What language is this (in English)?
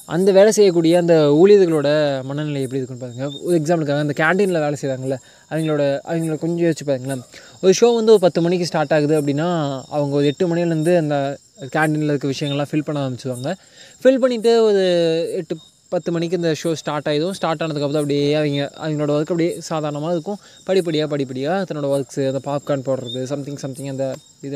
Tamil